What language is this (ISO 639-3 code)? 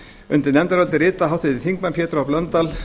isl